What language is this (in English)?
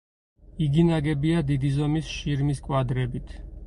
Georgian